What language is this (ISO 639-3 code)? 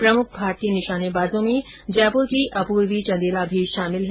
hin